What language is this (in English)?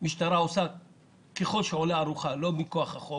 Hebrew